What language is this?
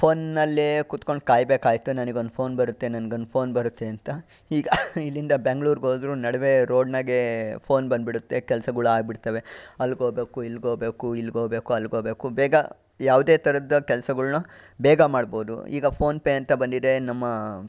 Kannada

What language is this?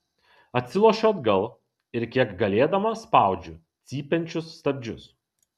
Lithuanian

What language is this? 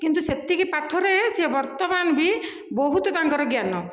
Odia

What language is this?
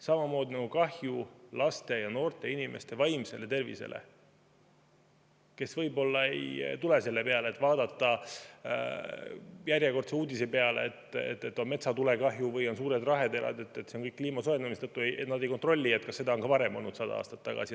Estonian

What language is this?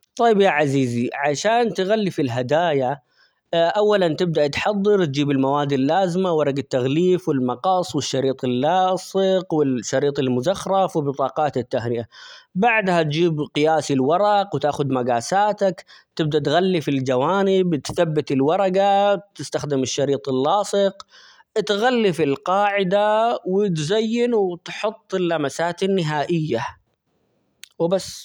Omani Arabic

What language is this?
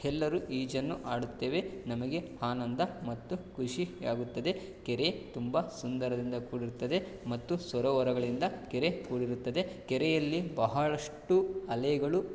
Kannada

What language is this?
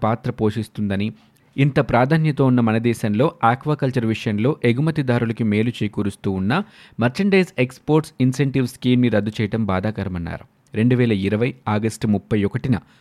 Telugu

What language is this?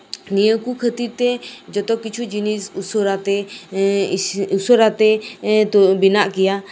Santali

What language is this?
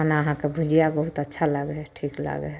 Maithili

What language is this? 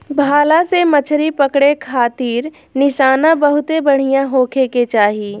Bhojpuri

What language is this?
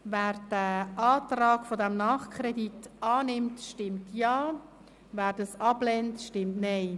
Swiss German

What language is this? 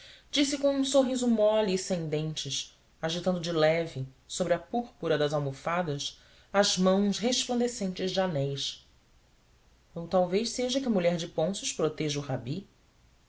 Portuguese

